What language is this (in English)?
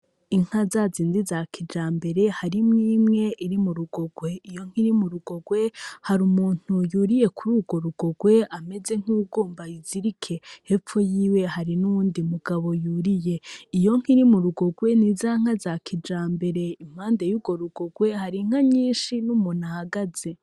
Rundi